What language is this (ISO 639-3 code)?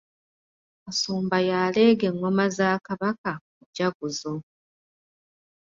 lug